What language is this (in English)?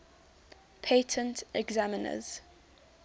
English